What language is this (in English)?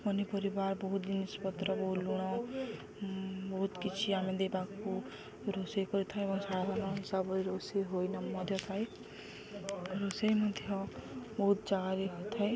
Odia